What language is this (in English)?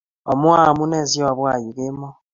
Kalenjin